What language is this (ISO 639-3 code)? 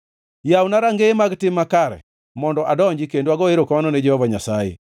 luo